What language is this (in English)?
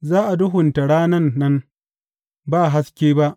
Hausa